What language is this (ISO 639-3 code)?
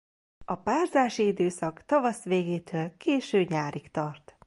hun